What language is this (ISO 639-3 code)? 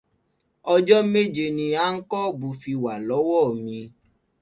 yor